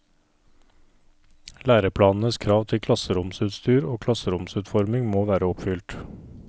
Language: Norwegian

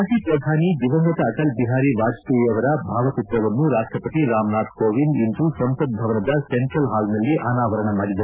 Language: Kannada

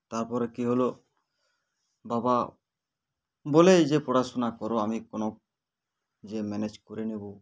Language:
Bangla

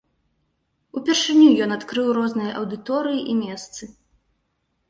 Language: Belarusian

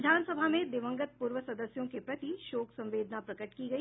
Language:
Hindi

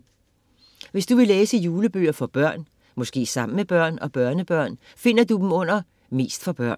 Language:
Danish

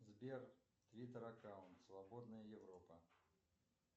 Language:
Russian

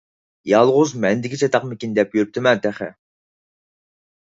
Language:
Uyghur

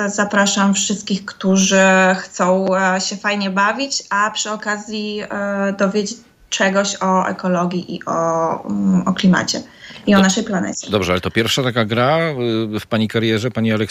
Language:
Polish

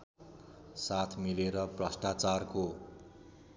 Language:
Nepali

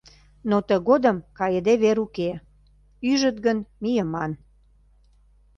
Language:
Mari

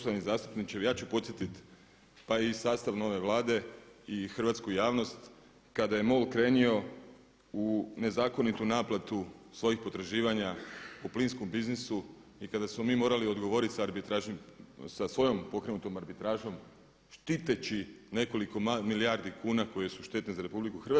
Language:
Croatian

